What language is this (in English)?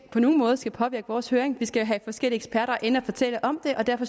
Danish